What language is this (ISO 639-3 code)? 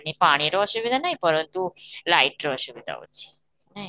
ori